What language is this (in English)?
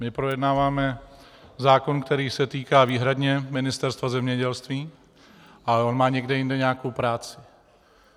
Czech